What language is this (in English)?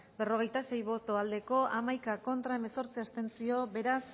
Basque